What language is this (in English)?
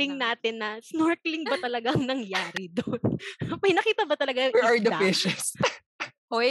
Filipino